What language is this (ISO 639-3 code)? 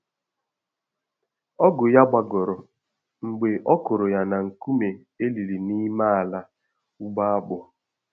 ibo